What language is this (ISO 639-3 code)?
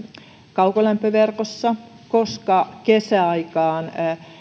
fin